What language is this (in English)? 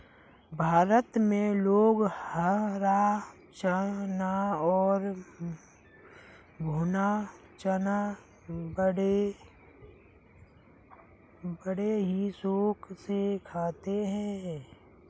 Hindi